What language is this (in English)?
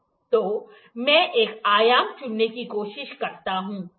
Hindi